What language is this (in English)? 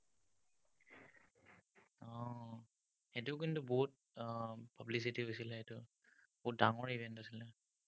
Assamese